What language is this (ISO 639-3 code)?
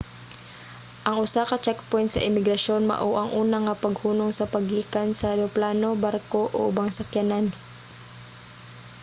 ceb